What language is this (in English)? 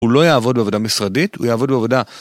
Hebrew